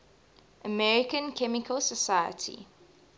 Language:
English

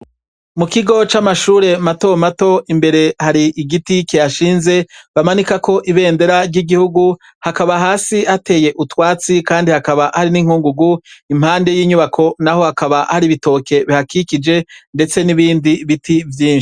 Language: Rundi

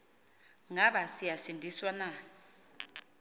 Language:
Xhosa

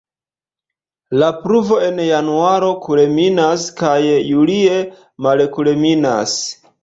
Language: Esperanto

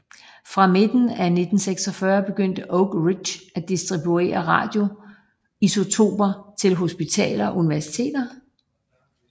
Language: Danish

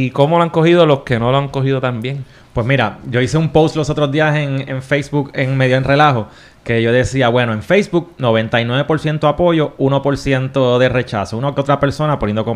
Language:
Spanish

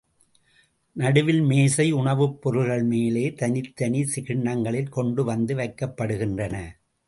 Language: Tamil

